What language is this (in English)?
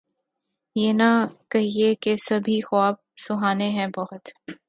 Urdu